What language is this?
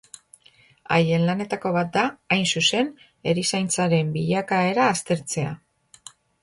Basque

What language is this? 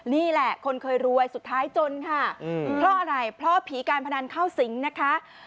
Thai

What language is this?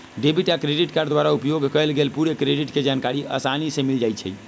Magahi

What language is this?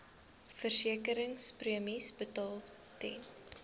Afrikaans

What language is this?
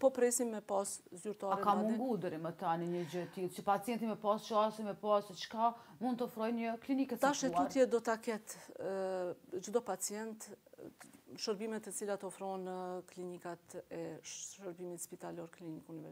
Romanian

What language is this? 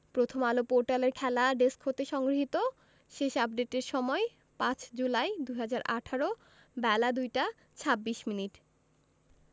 Bangla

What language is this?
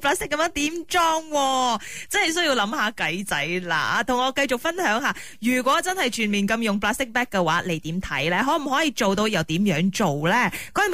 Chinese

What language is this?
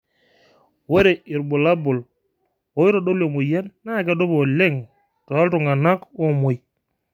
Masai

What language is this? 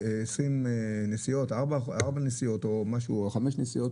Hebrew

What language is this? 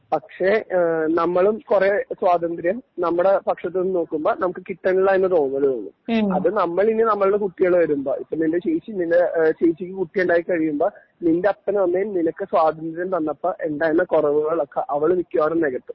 Malayalam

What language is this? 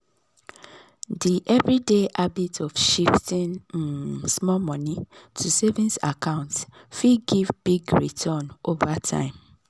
Nigerian Pidgin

